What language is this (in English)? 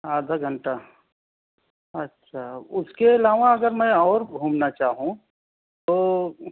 Urdu